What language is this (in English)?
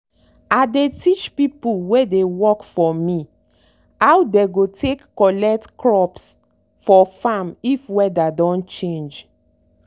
Nigerian Pidgin